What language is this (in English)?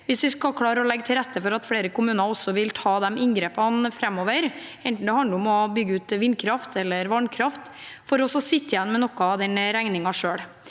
Norwegian